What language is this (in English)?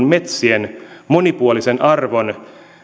Finnish